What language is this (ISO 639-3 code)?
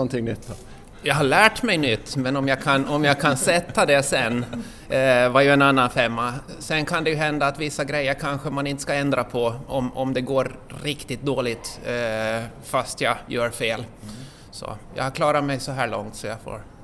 swe